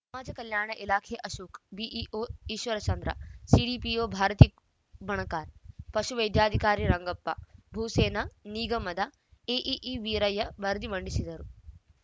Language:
Kannada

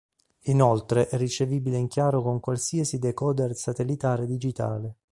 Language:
Italian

